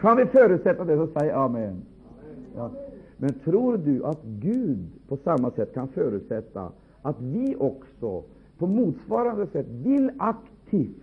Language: Swedish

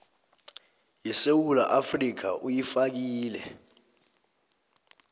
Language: South Ndebele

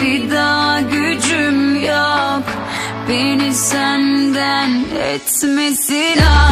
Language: Turkish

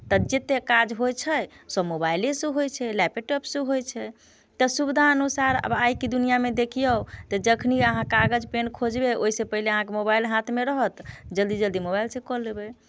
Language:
Maithili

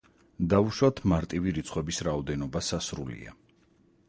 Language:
Georgian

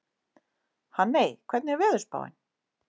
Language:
Icelandic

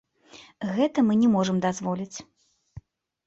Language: Belarusian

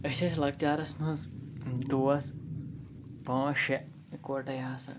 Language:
Kashmiri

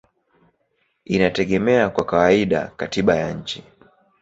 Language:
Swahili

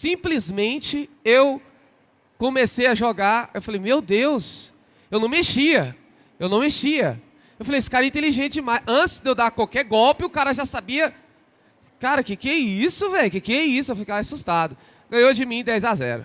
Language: Portuguese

